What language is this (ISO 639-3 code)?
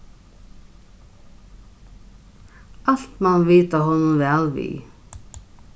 fao